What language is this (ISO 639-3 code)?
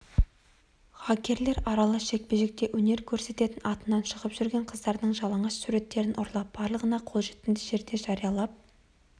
kaz